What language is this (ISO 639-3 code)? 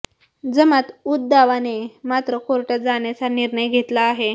mar